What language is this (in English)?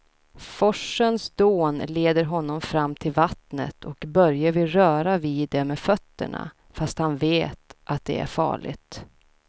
Swedish